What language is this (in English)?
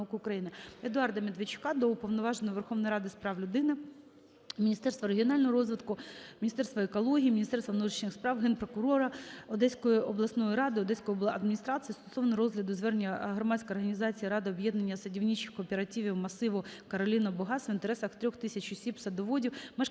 Ukrainian